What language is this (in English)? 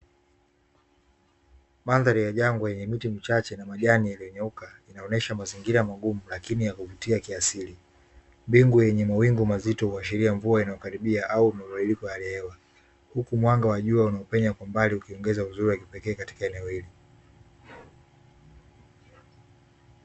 Swahili